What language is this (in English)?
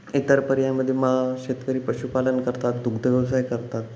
Marathi